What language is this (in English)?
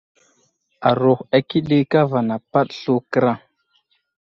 Wuzlam